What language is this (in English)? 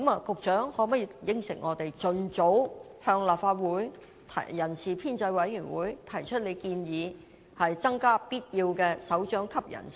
Cantonese